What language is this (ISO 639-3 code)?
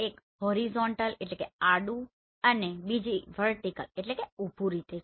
guj